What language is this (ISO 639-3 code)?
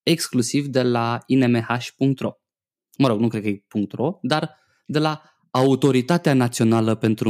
ron